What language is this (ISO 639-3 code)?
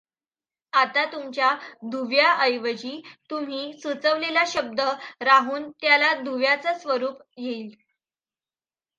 mar